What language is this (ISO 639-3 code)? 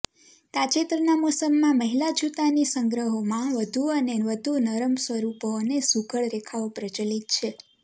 guj